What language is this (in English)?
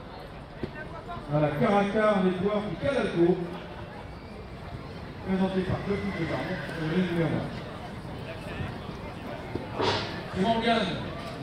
French